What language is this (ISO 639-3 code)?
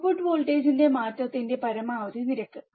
mal